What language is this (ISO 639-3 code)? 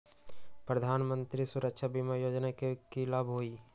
mag